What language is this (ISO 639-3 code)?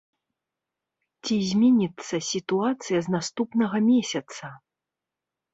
bel